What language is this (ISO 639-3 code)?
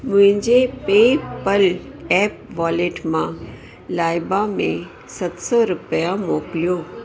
snd